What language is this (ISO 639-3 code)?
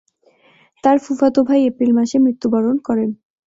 ben